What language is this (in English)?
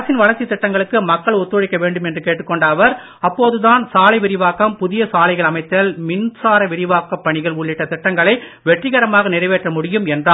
Tamil